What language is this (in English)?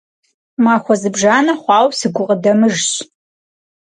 Kabardian